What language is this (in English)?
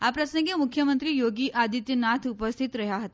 Gujarati